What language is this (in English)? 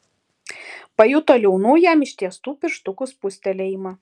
Lithuanian